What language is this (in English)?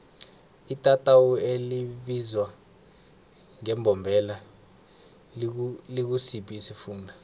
South Ndebele